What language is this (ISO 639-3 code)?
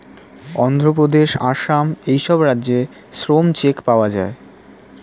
ben